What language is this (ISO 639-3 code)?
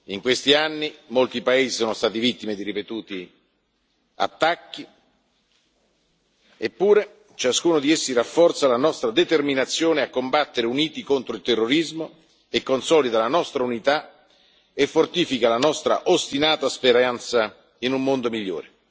ita